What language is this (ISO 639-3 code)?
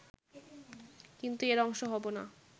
ben